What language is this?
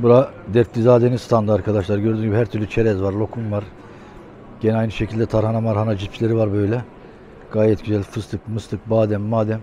Turkish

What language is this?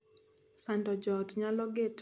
Luo (Kenya and Tanzania)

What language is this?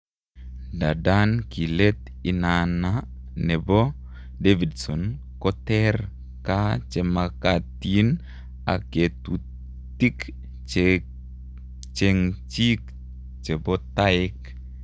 Kalenjin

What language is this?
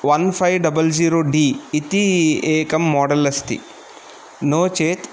Sanskrit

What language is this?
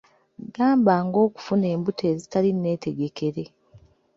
Ganda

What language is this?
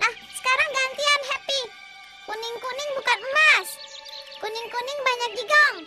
Indonesian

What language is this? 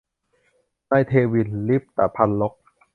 Thai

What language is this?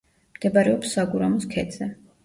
Georgian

